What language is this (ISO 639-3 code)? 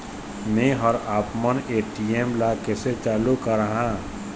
hne